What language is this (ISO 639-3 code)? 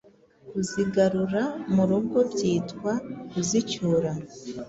kin